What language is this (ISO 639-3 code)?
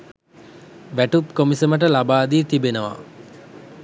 sin